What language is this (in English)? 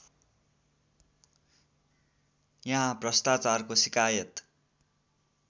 Nepali